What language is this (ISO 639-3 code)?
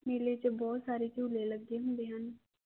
pan